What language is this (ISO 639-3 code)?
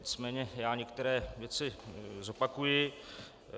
ces